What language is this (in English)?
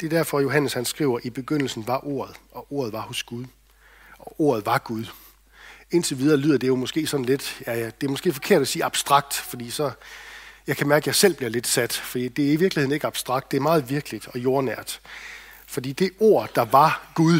Danish